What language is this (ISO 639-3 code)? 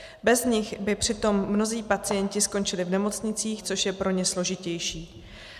ces